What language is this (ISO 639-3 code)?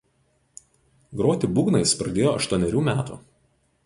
lit